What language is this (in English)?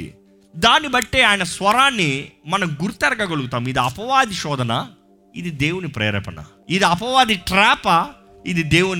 Telugu